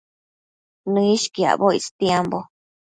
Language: Matsés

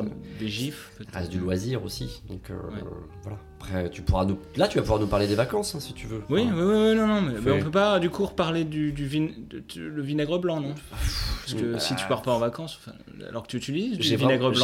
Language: French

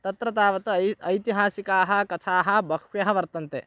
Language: Sanskrit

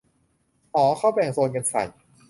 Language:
Thai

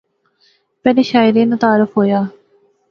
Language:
Pahari-Potwari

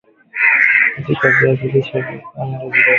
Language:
Swahili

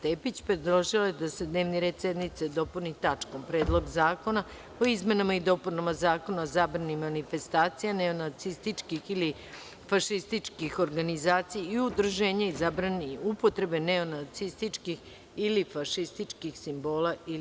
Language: Serbian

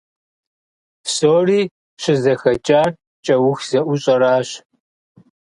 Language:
Kabardian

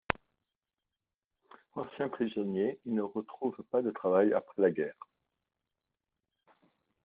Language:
French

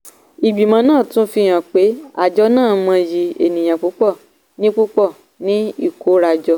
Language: Yoruba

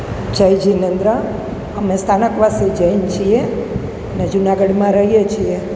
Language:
Gujarati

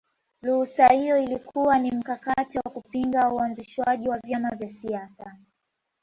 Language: Swahili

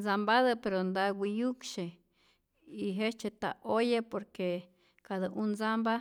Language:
Rayón Zoque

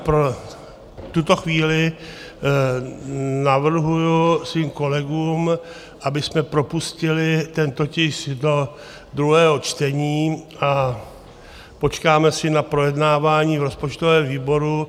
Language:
Czech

